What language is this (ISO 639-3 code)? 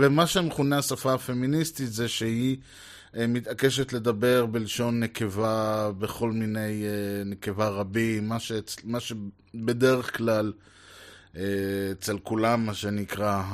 heb